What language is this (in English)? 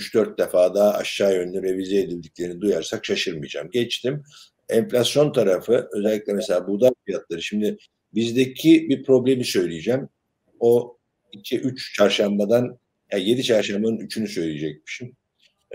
Turkish